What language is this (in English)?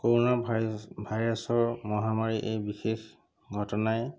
Assamese